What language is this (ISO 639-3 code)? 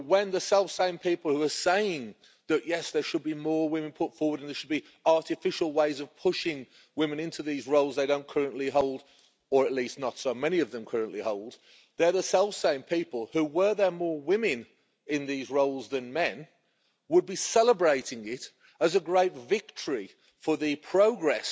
eng